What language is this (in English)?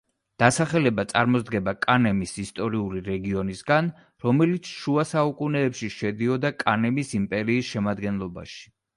Georgian